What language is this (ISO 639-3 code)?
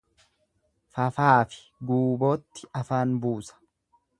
orm